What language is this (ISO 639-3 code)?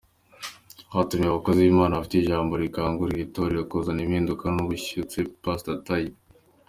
kin